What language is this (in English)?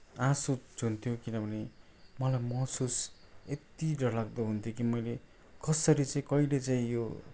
Nepali